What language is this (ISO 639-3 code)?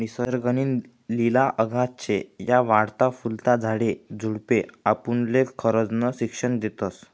mar